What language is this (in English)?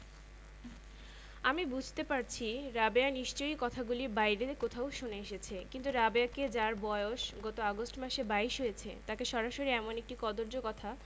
Bangla